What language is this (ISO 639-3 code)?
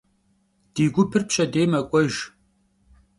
kbd